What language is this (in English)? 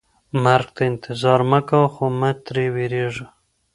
Pashto